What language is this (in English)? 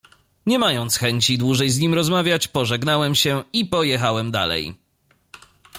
Polish